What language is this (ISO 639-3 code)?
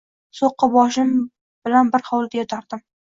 uzb